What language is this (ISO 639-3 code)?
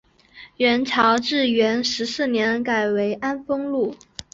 zho